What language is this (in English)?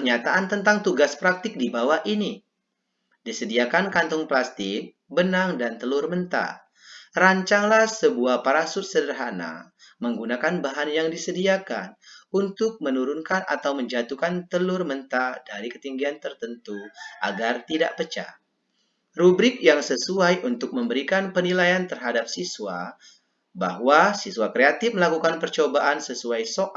Indonesian